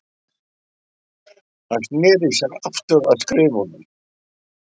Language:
Icelandic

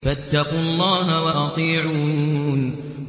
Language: Arabic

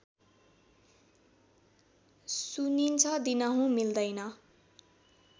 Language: Nepali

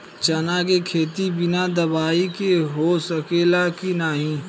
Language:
Bhojpuri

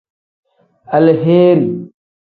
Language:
Tem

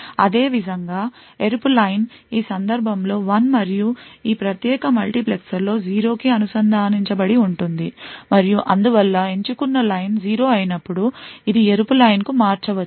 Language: Telugu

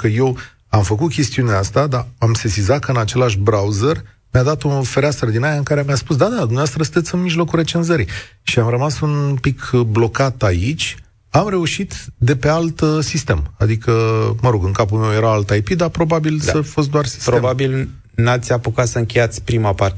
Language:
Romanian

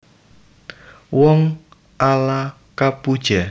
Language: Javanese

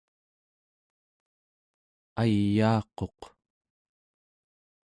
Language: Central Yupik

